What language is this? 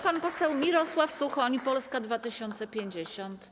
Polish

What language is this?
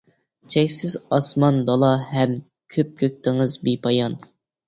Uyghur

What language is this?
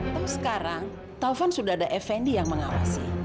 Indonesian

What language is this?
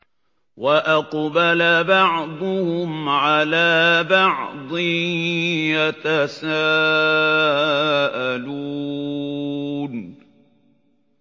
Arabic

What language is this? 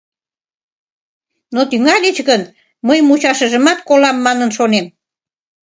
Mari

